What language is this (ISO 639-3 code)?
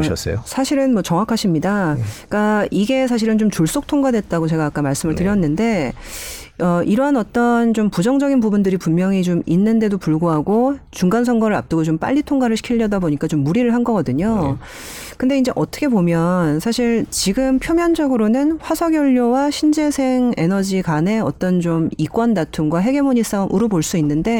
kor